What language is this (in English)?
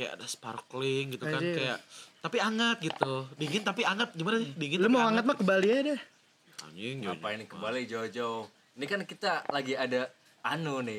Indonesian